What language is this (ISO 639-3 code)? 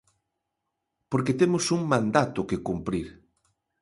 glg